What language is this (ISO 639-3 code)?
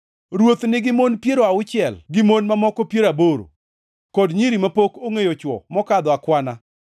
luo